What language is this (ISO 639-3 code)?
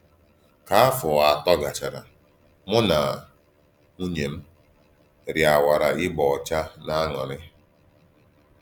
ibo